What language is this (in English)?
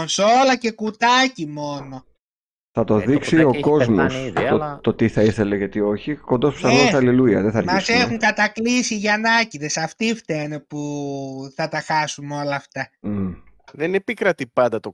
Greek